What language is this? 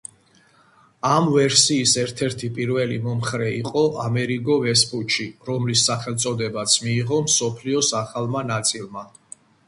Georgian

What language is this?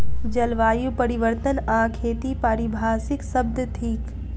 Maithili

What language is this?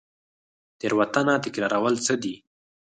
Pashto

